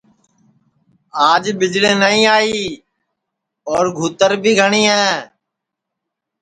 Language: Sansi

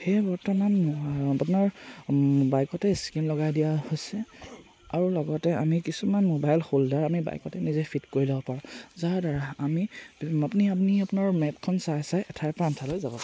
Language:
Assamese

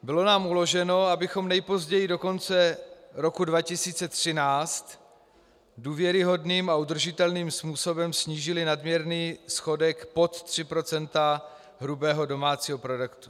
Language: Czech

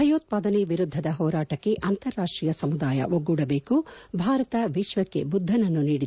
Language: Kannada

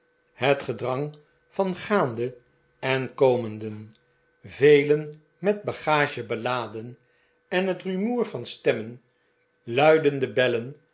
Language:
Dutch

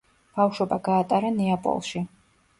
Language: Georgian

